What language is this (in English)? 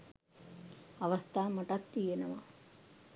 Sinhala